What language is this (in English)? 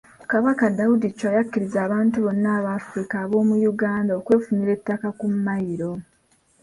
Ganda